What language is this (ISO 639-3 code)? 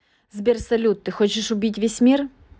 rus